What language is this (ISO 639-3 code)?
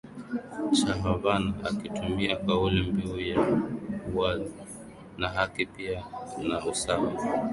swa